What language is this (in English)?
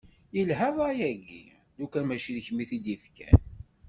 Kabyle